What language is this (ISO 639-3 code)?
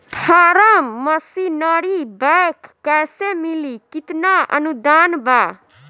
bho